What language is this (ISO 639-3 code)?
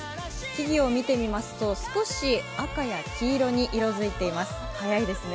jpn